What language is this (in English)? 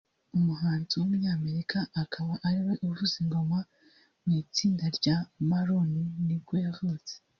Kinyarwanda